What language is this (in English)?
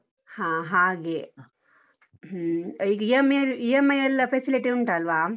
Kannada